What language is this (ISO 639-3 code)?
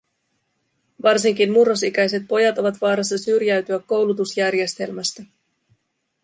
fin